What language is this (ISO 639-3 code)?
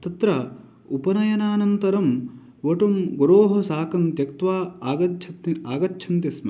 san